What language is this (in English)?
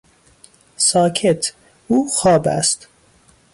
Persian